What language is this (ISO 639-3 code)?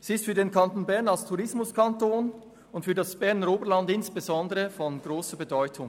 gsw